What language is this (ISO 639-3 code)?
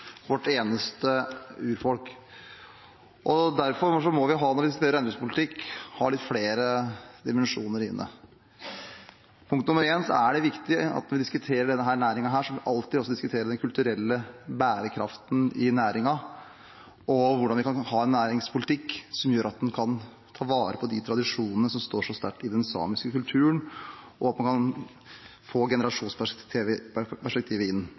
nob